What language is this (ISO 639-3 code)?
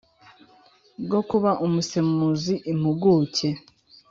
kin